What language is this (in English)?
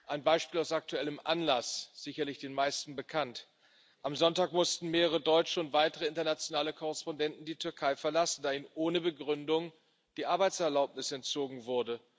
German